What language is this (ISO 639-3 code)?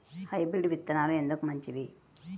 tel